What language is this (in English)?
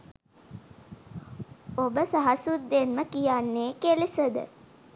Sinhala